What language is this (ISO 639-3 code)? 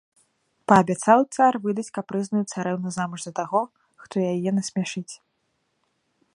bel